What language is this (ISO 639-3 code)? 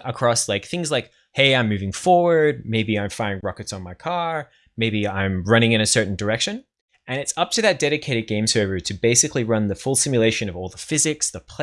eng